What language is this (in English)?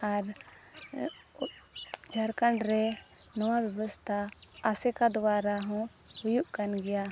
Santali